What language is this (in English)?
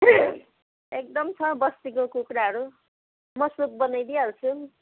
Nepali